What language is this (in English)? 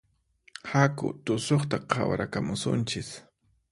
Puno Quechua